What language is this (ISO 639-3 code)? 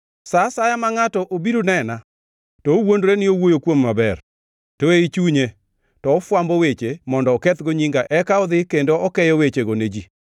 luo